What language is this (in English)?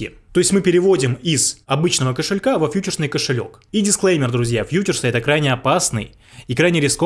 Russian